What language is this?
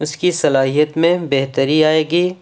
Urdu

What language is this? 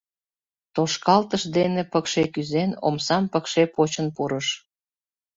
Mari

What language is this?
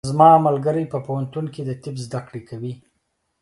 Pashto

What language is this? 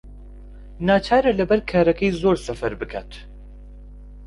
Central Kurdish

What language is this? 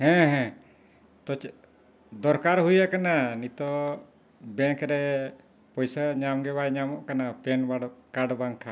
Santali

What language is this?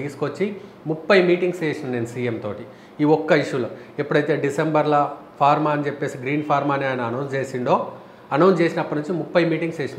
Telugu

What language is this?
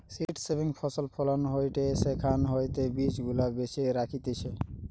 Bangla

